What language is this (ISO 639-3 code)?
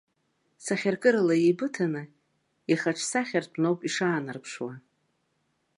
abk